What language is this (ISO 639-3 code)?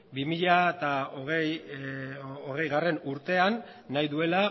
eus